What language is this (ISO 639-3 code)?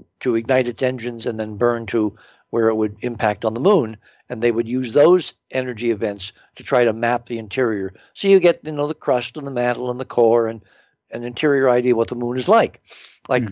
eng